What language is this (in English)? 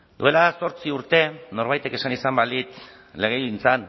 Basque